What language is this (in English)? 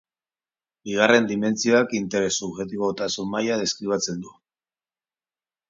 Basque